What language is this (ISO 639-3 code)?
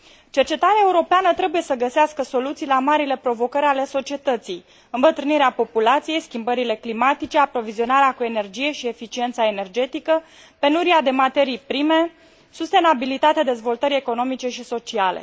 ron